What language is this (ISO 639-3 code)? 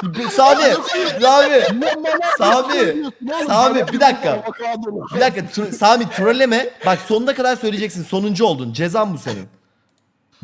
tur